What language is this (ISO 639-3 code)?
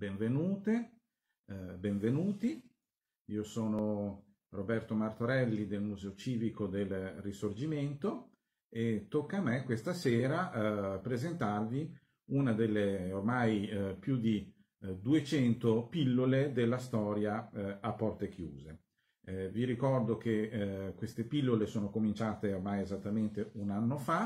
ita